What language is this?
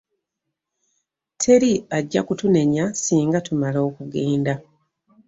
Ganda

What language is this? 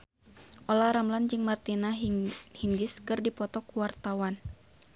Sundanese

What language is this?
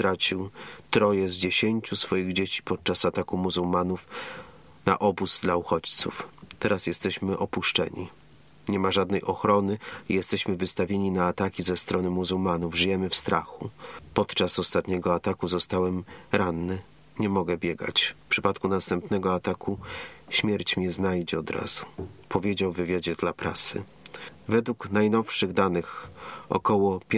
Polish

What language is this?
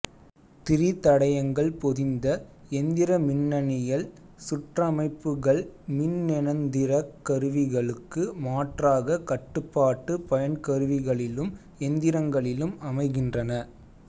Tamil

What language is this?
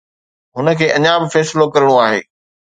Sindhi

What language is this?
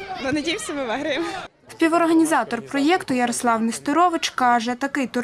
Ukrainian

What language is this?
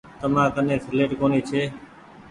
Goaria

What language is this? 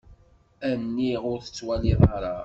Kabyle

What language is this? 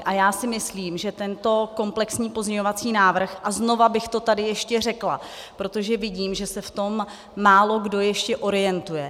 Czech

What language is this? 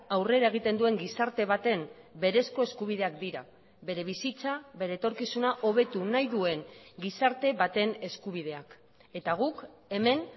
Basque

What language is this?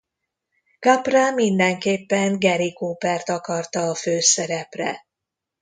Hungarian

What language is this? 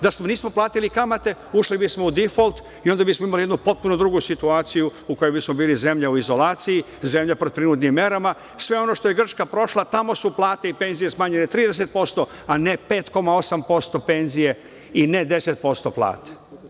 Serbian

